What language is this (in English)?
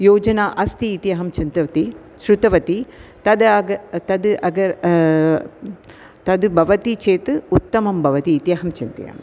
Sanskrit